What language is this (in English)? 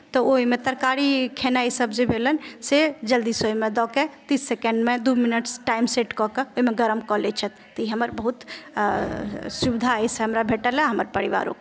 Maithili